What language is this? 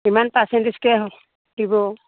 Assamese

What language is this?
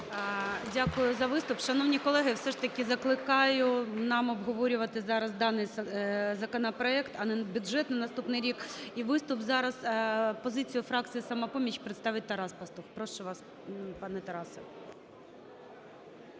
Ukrainian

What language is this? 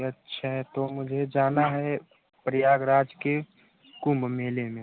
Hindi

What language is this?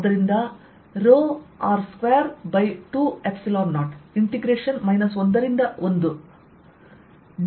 Kannada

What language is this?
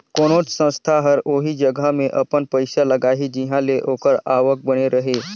Chhattisgarhi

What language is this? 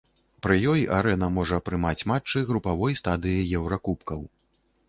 Belarusian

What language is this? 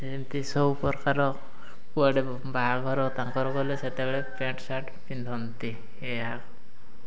Odia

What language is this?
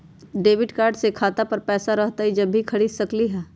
Magahi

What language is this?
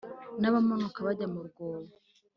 Kinyarwanda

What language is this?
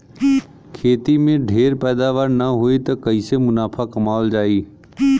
Bhojpuri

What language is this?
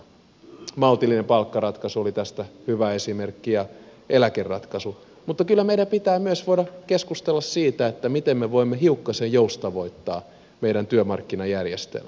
Finnish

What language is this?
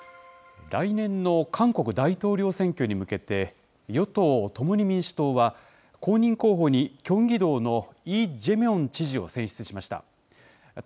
Japanese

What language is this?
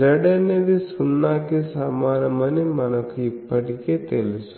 Telugu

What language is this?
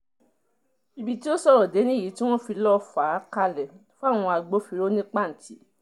Yoruba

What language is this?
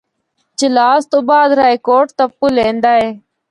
Northern Hindko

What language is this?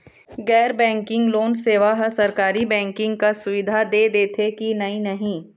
Chhattisgarhi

